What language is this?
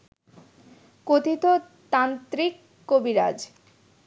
Bangla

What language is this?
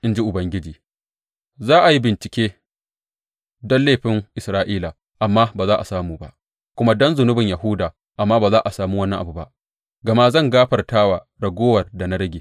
Hausa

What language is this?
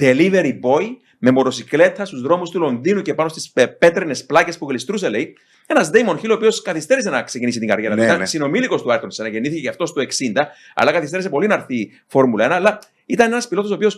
Greek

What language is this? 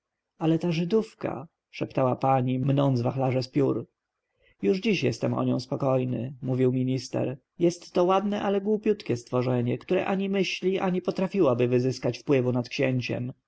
Polish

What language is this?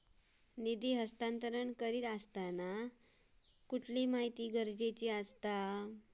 Marathi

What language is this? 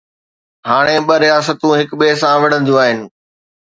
Sindhi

